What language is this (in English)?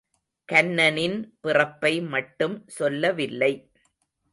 Tamil